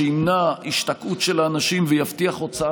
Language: Hebrew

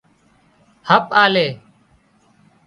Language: Wadiyara Koli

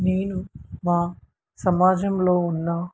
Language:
Telugu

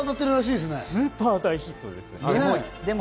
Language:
Japanese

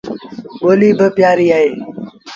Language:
Sindhi Bhil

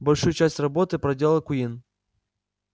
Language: Russian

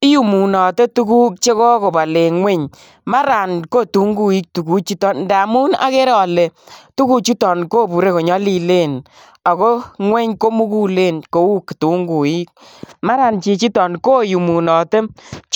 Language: Kalenjin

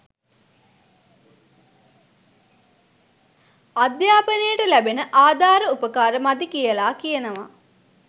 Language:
Sinhala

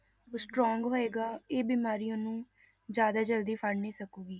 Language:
Punjabi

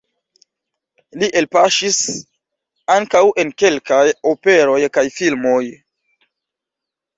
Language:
Esperanto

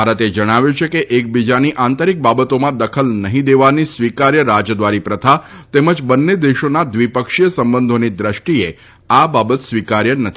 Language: Gujarati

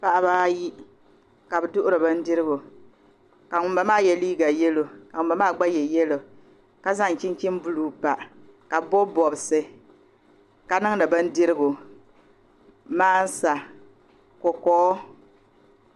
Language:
Dagbani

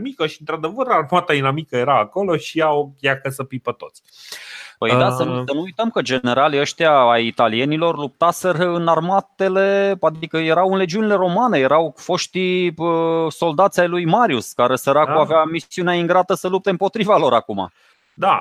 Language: Romanian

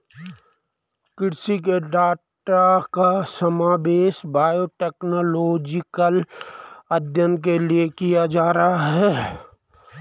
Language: Hindi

